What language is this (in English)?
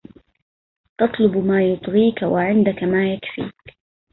Arabic